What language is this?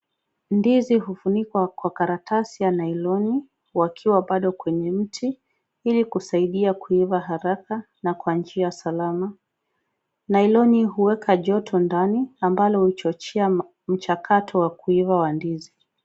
Swahili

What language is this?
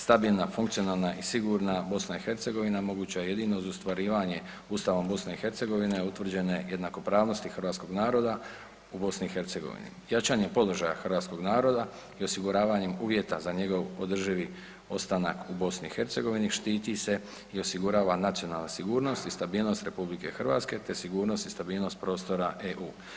Croatian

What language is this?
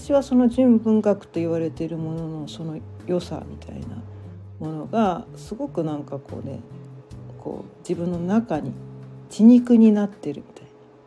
Japanese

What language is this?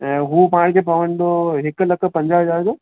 Sindhi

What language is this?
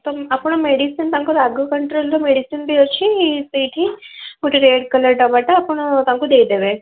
Odia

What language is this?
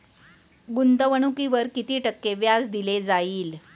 Marathi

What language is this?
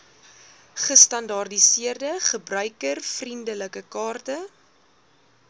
Afrikaans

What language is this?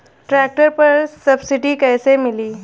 Bhojpuri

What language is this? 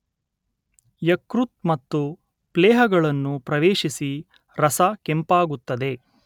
Kannada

